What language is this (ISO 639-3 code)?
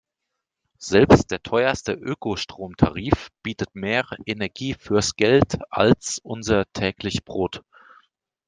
deu